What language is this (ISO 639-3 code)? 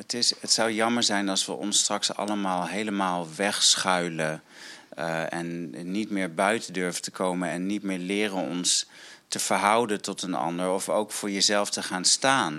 nld